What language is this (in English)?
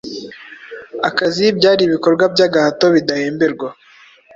Kinyarwanda